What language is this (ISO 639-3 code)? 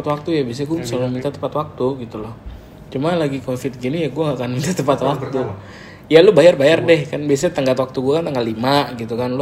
ind